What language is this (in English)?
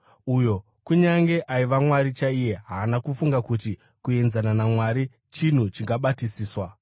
Shona